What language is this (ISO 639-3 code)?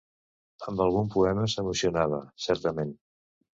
cat